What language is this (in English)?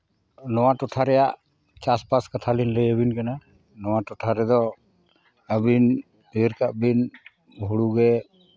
Santali